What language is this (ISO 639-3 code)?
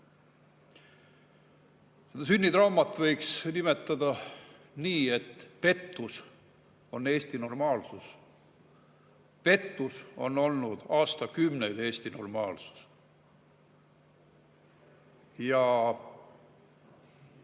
est